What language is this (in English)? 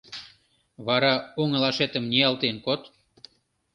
Mari